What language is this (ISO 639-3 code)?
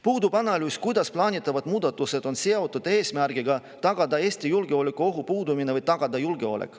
est